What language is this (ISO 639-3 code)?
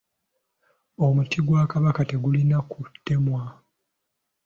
lug